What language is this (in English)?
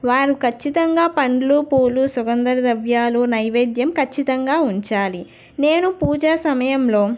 Telugu